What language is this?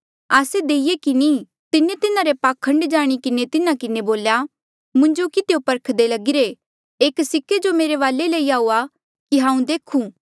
Mandeali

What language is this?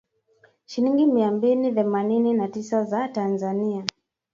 Swahili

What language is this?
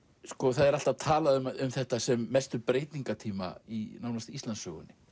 Icelandic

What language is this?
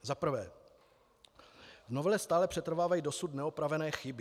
Czech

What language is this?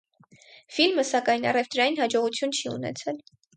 Armenian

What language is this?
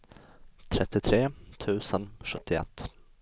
Swedish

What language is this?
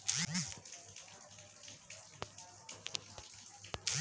Hindi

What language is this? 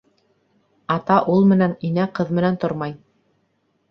Bashkir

